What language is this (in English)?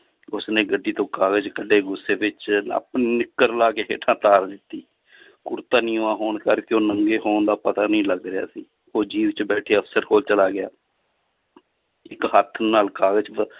Punjabi